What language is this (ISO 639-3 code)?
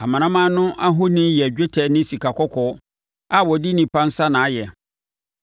aka